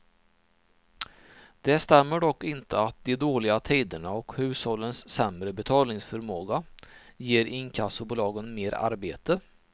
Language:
Swedish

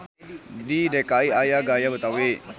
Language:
Sundanese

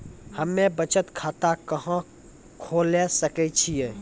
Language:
Maithili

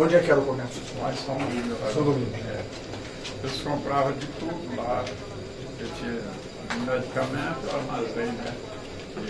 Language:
Portuguese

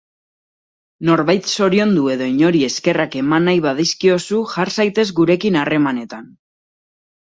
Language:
Basque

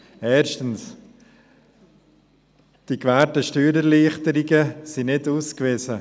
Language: Swiss German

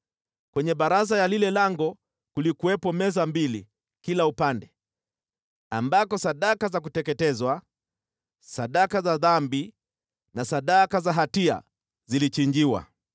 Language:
Swahili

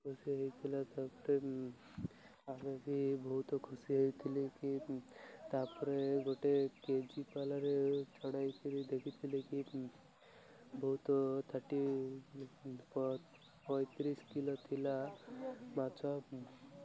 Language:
Odia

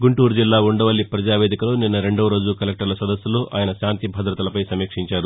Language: Telugu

